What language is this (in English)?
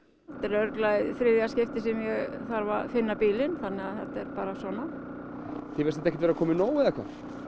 Icelandic